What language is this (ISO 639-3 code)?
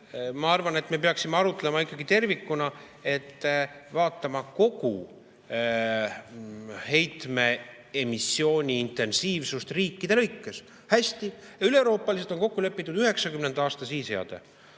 est